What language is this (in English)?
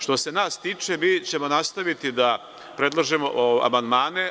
Serbian